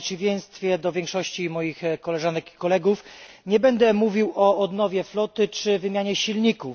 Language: Polish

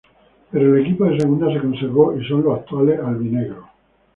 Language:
Spanish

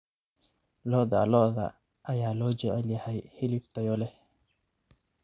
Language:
Somali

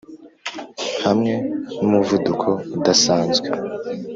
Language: Kinyarwanda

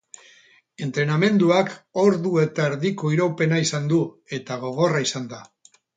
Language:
Basque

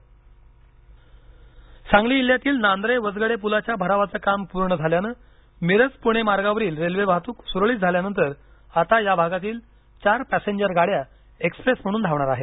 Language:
Marathi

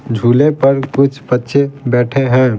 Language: Hindi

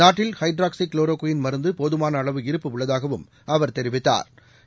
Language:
Tamil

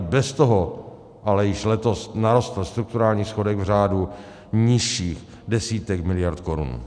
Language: Czech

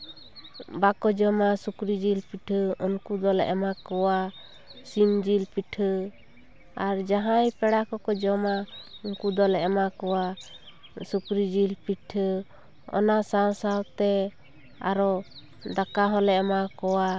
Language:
Santali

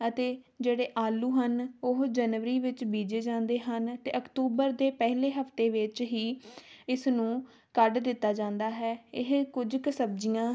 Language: Punjabi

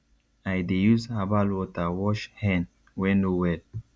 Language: Nigerian Pidgin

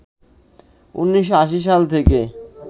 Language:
Bangla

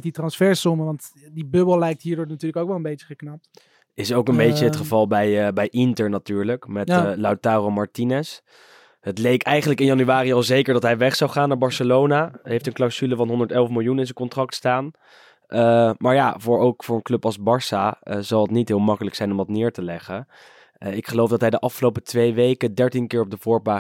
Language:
Dutch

